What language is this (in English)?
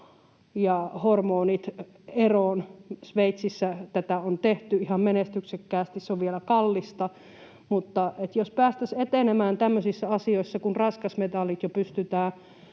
Finnish